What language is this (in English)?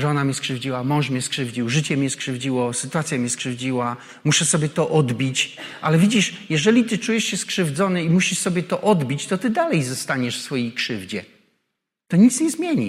Polish